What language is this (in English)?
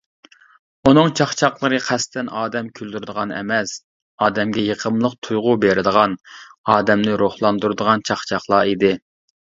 Uyghur